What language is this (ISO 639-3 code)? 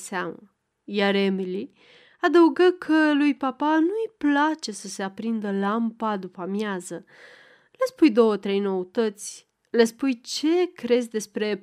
ron